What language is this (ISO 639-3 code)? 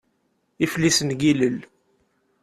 kab